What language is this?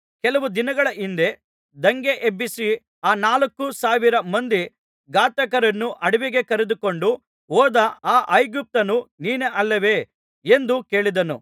Kannada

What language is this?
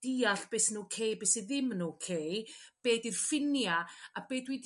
Welsh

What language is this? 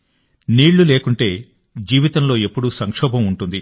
Telugu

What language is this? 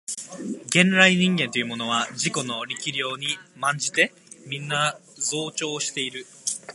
Japanese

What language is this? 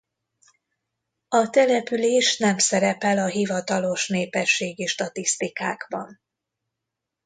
Hungarian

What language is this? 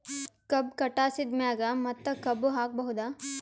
Kannada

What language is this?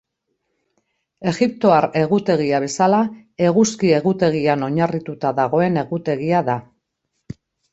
Basque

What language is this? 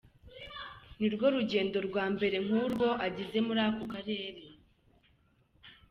Kinyarwanda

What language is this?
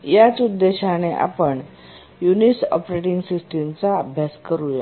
Marathi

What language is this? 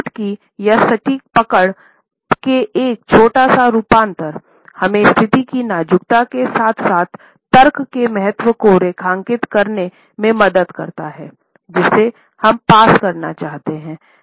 Hindi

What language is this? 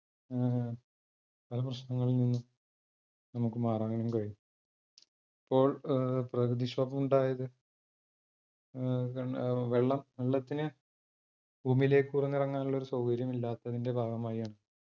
Malayalam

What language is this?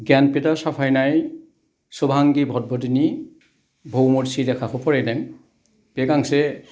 Bodo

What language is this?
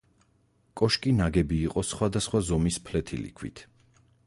Georgian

